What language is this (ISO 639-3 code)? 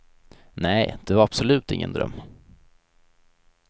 swe